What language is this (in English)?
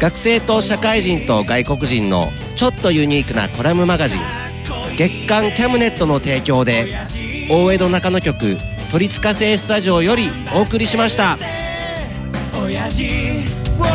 Japanese